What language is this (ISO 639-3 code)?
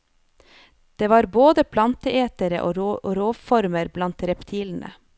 nor